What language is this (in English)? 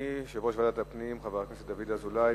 Hebrew